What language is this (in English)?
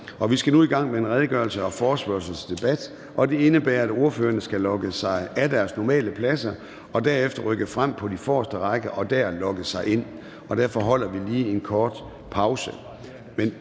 Danish